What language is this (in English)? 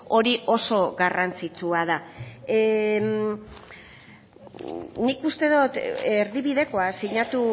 Basque